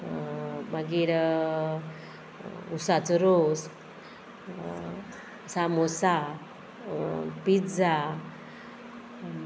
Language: Konkani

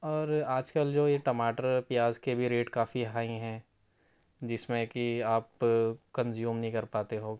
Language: Urdu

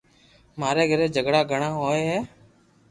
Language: Loarki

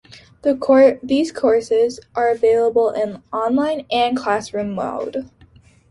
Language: English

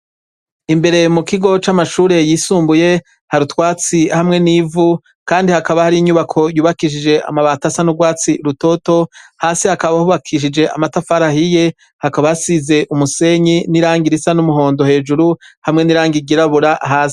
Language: Rundi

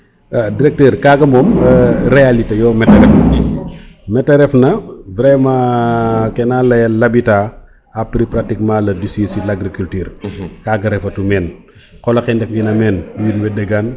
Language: Serer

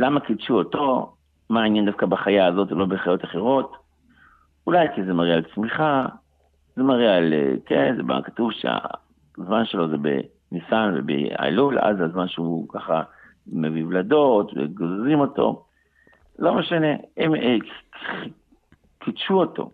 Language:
Hebrew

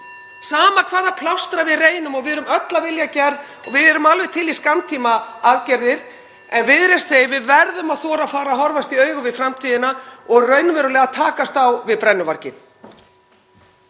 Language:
Icelandic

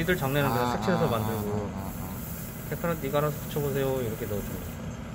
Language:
Korean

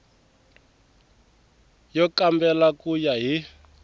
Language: Tsonga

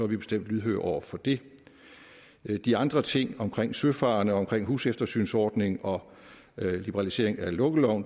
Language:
Danish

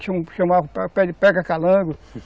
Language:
Portuguese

